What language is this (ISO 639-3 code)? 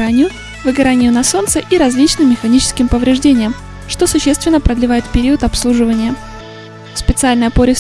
rus